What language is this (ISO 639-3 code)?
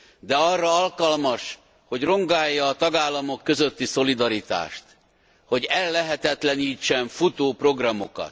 hun